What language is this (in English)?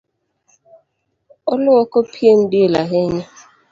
Luo (Kenya and Tanzania)